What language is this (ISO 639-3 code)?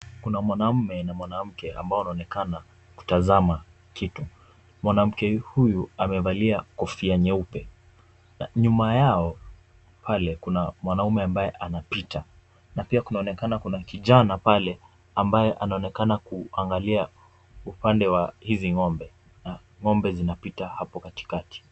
swa